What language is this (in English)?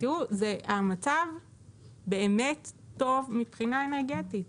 Hebrew